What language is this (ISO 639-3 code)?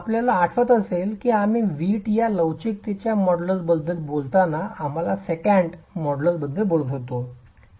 mar